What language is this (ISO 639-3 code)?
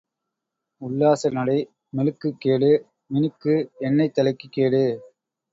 tam